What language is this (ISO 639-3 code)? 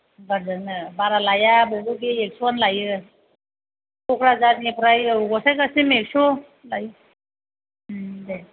brx